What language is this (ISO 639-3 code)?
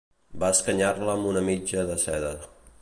cat